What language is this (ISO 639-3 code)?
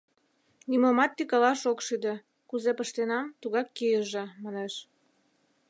chm